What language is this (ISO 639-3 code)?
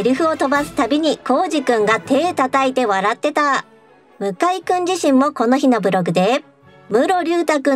jpn